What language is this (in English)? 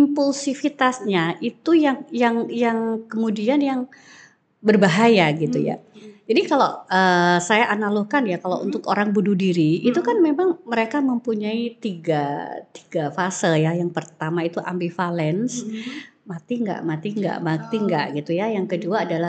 Indonesian